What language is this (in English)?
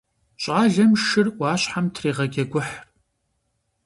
Kabardian